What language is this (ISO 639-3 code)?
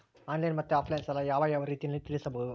kan